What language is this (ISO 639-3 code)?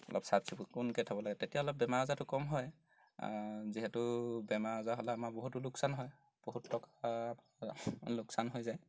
asm